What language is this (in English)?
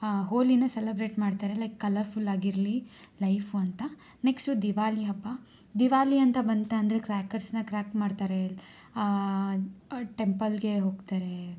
Kannada